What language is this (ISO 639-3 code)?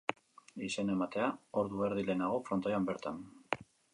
eus